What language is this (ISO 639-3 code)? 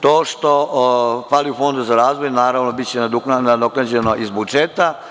srp